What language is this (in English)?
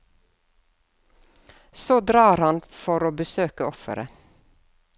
Norwegian